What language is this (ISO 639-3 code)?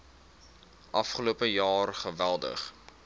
afr